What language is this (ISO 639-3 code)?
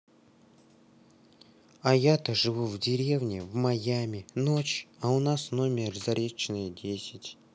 rus